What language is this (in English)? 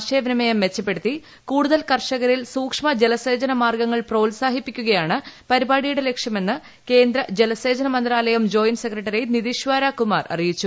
Malayalam